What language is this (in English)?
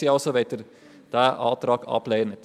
Swiss German